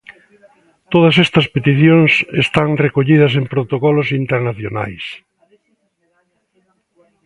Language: Galician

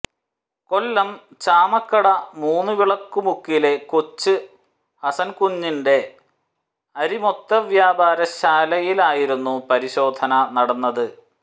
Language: Malayalam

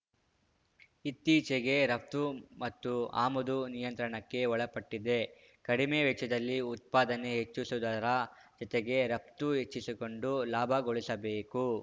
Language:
Kannada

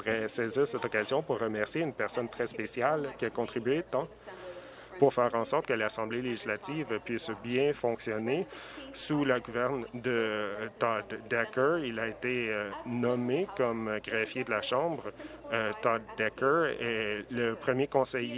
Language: French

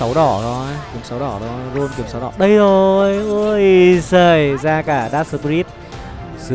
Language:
Vietnamese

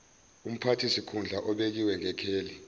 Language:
Zulu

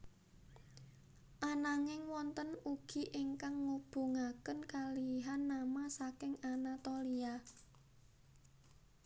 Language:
Javanese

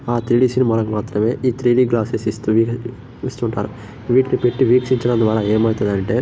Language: Telugu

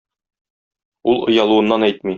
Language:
Tatar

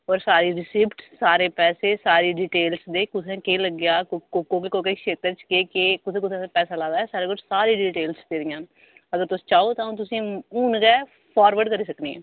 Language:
Dogri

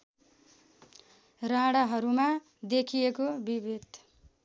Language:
Nepali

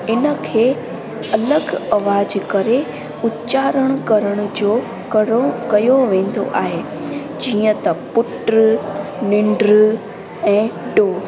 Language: Sindhi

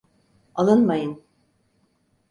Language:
Turkish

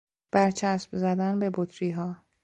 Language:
Persian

